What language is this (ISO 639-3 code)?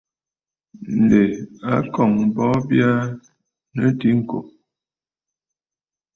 bfd